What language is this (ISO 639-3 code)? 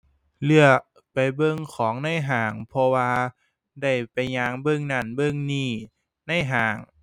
tha